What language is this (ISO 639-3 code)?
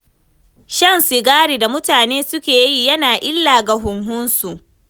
hau